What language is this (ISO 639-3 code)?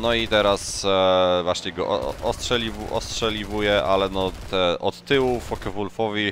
pol